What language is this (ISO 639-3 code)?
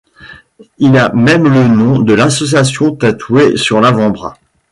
fra